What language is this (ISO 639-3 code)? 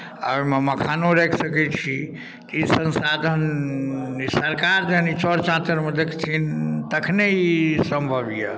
mai